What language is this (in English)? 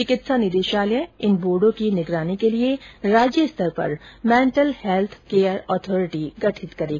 Hindi